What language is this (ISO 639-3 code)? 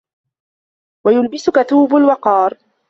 ara